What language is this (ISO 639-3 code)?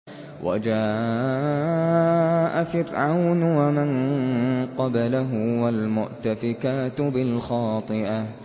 ara